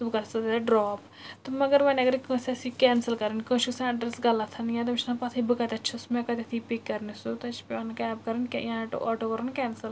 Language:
Kashmiri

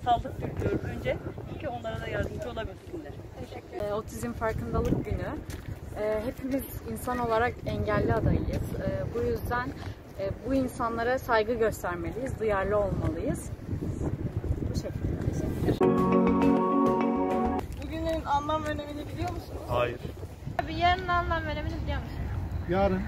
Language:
Turkish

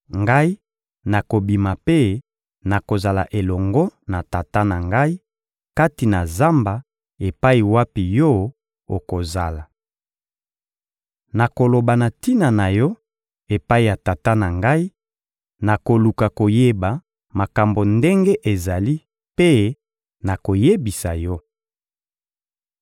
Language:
Lingala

